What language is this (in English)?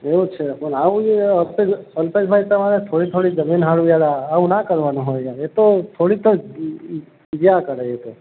Gujarati